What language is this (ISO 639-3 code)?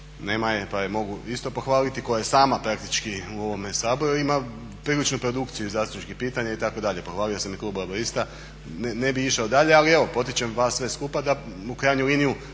hrv